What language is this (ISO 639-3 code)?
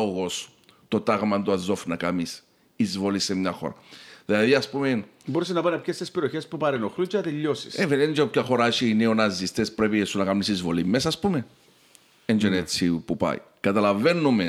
ell